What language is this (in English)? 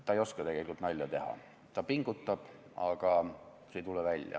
Estonian